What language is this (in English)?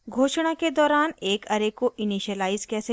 Hindi